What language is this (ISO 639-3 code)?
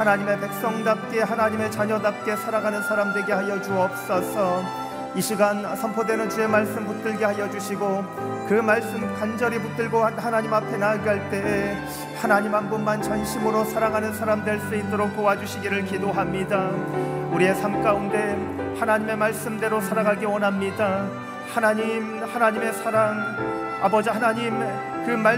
kor